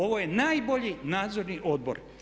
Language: Croatian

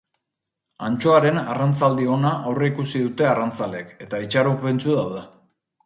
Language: Basque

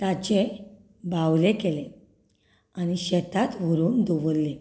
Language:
Konkani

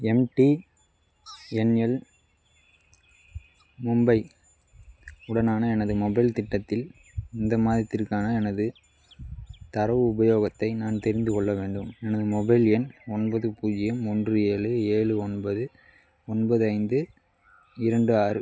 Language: Tamil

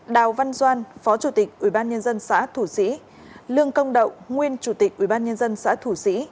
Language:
Vietnamese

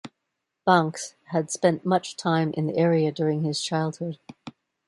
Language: English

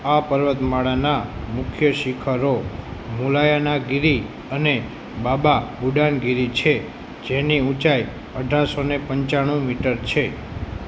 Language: Gujarati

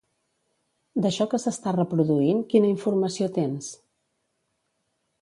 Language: Catalan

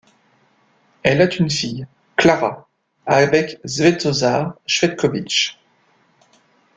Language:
French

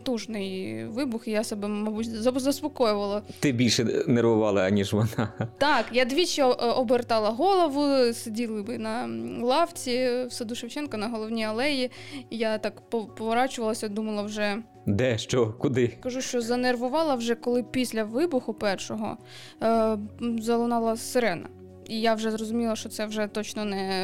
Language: Ukrainian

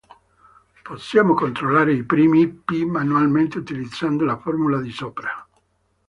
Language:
Italian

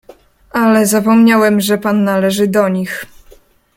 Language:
Polish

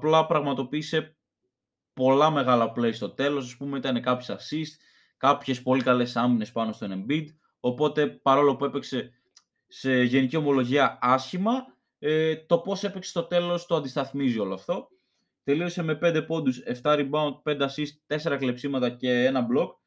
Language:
Greek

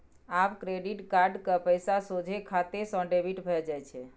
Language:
Maithili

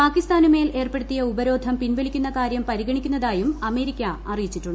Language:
Malayalam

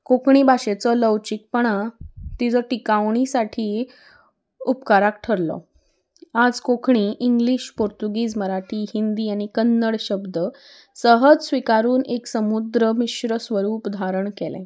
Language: Konkani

